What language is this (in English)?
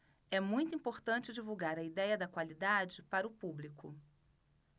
Portuguese